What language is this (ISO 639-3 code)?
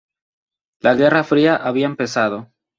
spa